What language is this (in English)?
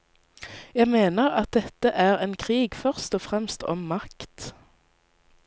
Norwegian